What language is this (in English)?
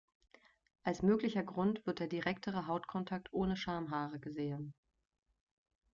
German